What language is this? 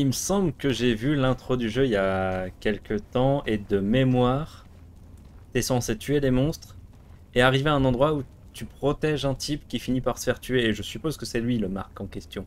French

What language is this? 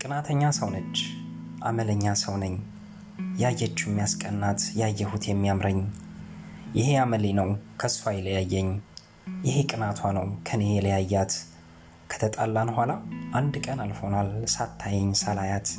Amharic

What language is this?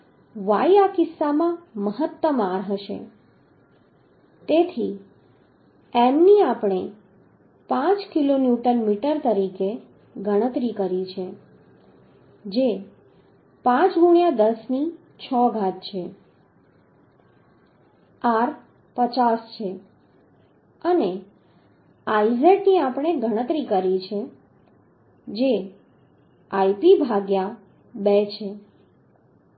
Gujarati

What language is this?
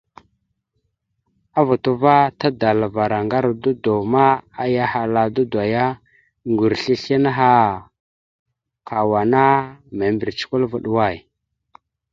Mada (Cameroon)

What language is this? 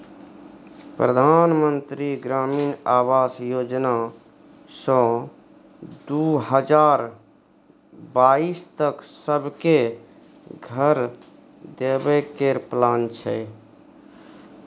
Maithili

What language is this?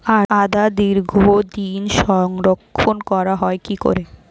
Bangla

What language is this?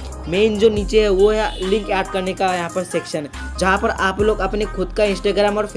Hindi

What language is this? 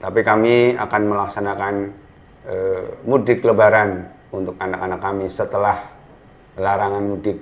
Indonesian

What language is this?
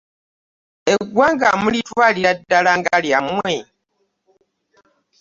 Ganda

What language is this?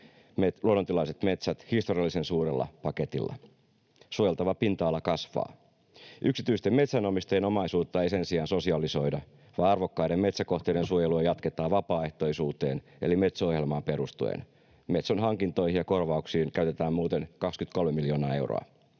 Finnish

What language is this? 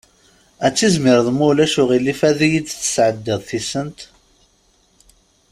Kabyle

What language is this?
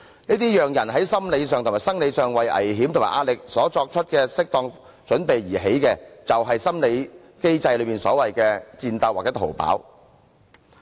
Cantonese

